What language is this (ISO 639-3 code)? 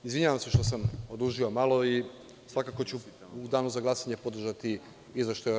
srp